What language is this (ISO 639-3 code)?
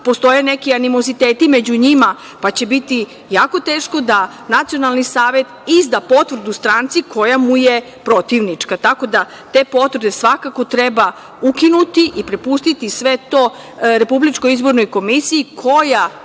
srp